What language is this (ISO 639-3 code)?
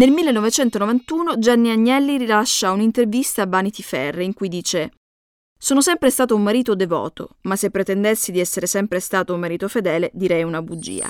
ita